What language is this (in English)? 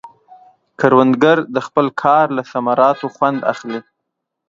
Pashto